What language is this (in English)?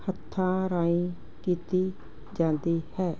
Punjabi